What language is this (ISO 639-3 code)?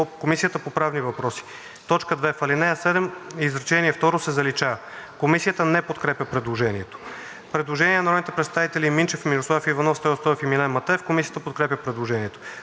bul